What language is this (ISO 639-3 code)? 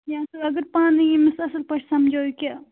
kas